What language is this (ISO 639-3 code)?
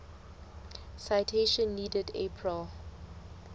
sot